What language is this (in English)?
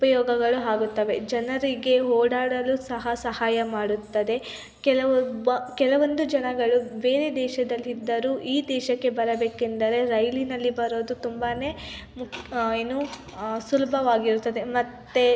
Kannada